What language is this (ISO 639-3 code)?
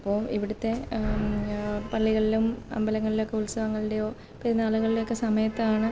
mal